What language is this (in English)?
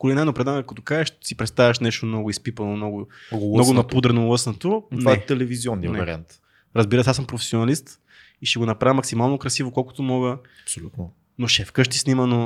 Bulgarian